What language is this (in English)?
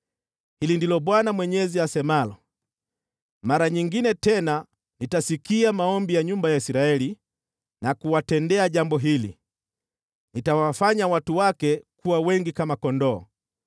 Swahili